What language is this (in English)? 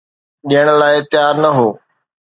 Sindhi